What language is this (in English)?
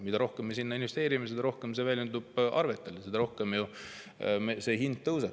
Estonian